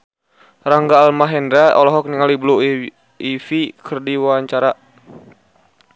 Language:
Sundanese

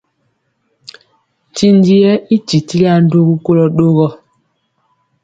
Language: Mpiemo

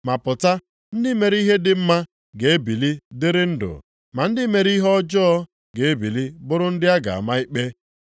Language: Igbo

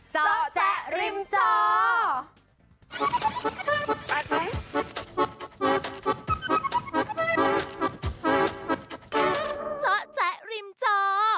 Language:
Thai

